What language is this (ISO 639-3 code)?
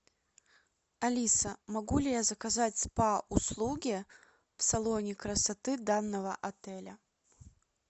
rus